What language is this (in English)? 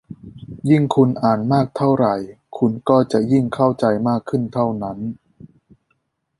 Thai